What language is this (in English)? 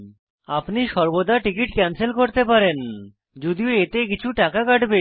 Bangla